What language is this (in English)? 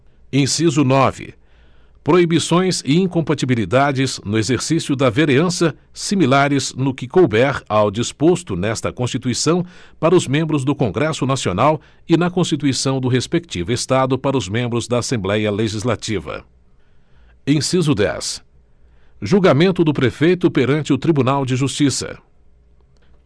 Portuguese